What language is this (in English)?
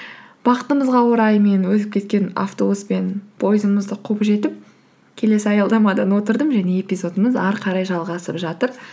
Kazakh